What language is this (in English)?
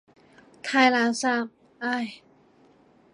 Cantonese